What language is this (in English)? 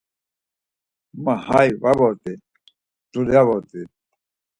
Laz